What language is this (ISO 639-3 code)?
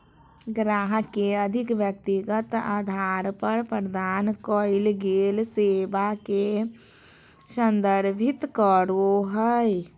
mag